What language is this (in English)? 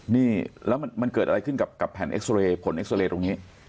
Thai